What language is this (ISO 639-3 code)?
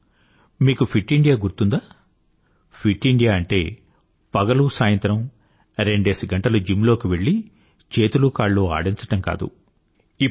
tel